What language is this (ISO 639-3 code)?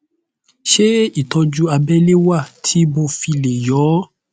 yor